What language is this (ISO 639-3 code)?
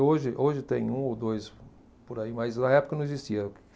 por